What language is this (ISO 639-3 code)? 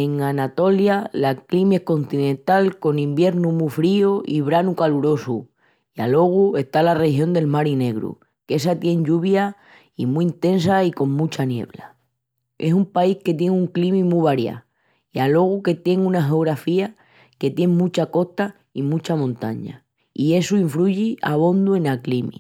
ext